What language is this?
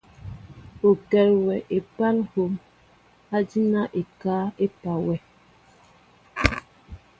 Mbo (Cameroon)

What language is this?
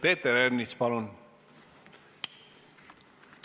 Estonian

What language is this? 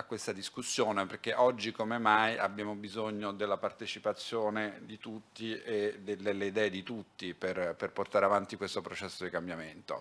Italian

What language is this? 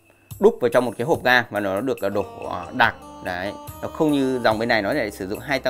Vietnamese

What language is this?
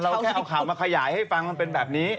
Thai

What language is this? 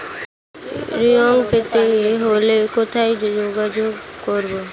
Bangla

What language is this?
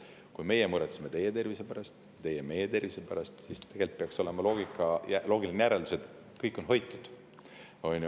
Estonian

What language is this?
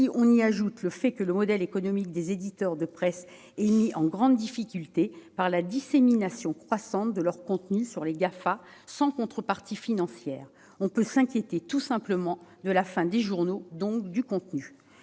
French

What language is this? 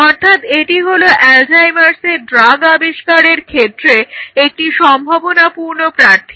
Bangla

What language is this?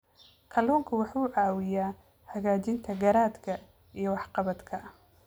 Somali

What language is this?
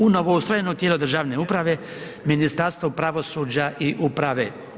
Croatian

